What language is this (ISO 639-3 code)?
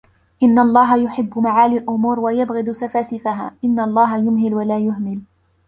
ara